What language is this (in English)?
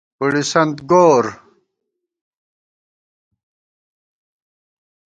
Gawar-Bati